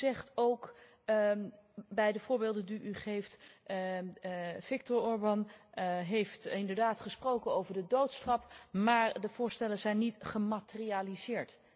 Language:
Dutch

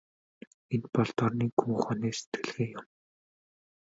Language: Mongolian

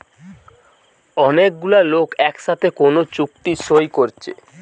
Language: Bangla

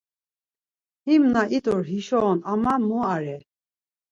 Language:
Laz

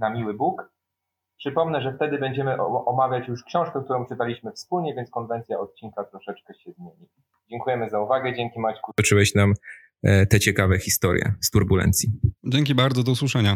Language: Polish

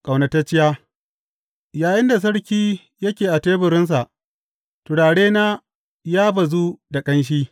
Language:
Hausa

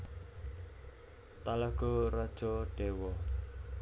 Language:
Javanese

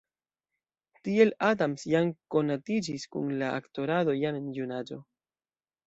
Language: Esperanto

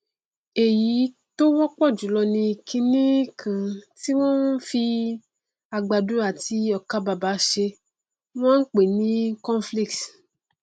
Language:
Yoruba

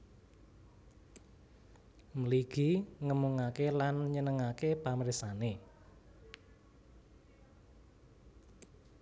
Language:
Javanese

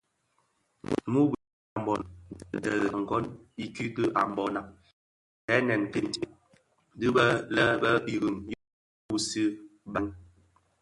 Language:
Bafia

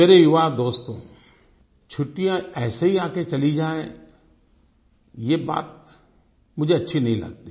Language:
Hindi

